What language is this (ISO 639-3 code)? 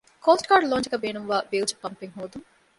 div